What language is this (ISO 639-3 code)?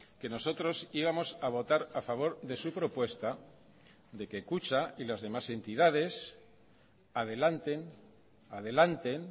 spa